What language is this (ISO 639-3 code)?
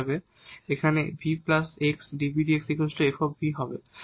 ben